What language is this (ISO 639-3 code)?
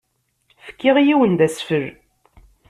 kab